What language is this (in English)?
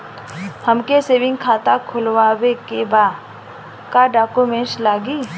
Bhojpuri